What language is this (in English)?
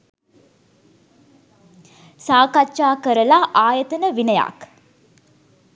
Sinhala